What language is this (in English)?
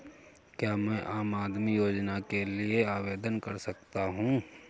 Hindi